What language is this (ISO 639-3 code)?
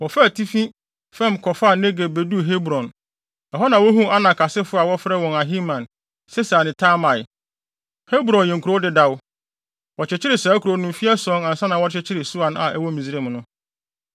aka